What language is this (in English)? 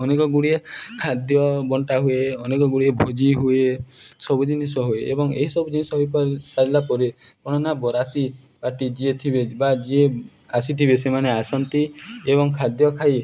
Odia